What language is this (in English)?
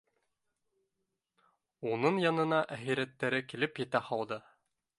Bashkir